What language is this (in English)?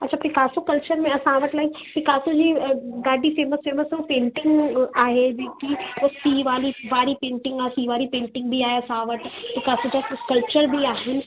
Sindhi